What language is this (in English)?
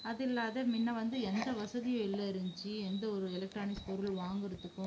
Tamil